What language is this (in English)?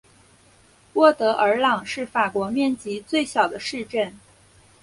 Chinese